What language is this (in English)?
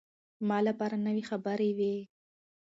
Pashto